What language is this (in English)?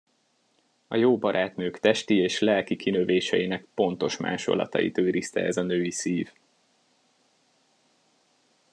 Hungarian